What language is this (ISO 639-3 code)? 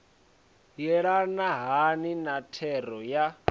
ven